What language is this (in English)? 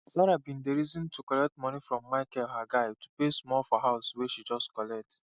Nigerian Pidgin